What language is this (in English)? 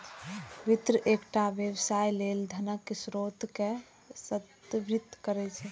Maithili